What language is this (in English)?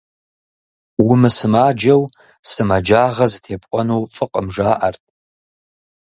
Kabardian